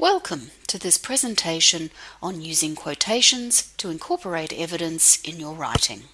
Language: English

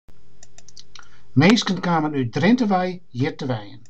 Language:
Western Frisian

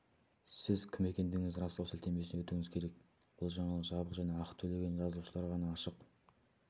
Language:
Kazakh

